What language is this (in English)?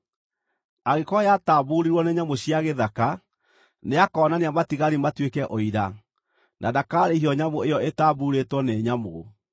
Kikuyu